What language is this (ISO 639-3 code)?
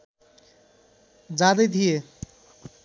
nep